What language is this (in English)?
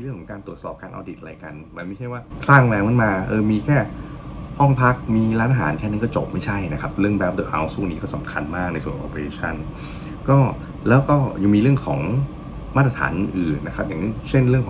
Thai